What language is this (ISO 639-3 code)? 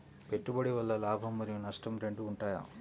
tel